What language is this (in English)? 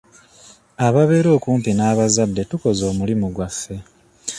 Ganda